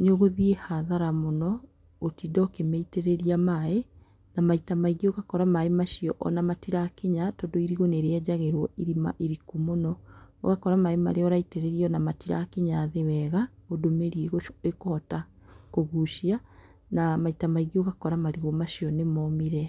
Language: Kikuyu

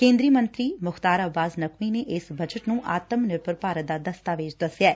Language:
Punjabi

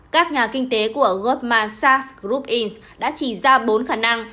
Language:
Vietnamese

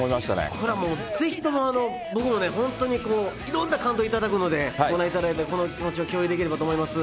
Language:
Japanese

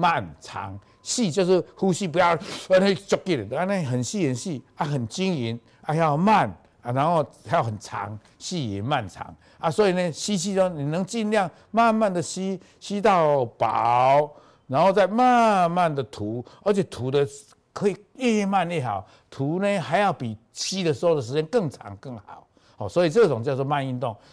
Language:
Chinese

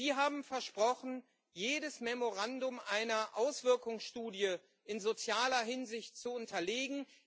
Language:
German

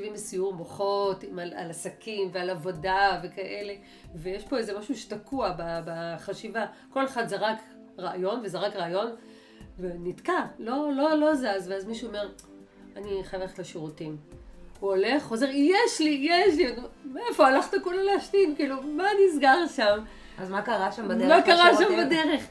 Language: Hebrew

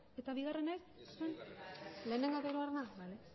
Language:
Basque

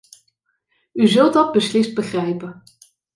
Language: Dutch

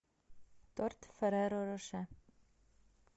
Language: Russian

